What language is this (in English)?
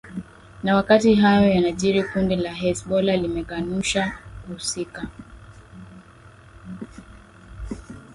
Swahili